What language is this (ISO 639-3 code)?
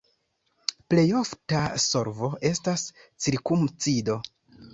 epo